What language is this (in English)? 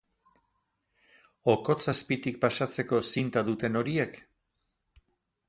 Basque